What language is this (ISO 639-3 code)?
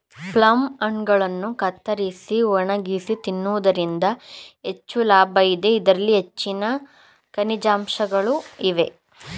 kan